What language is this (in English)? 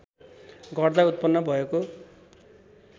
Nepali